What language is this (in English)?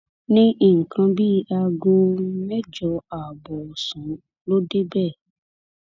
Yoruba